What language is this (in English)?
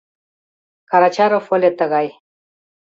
Mari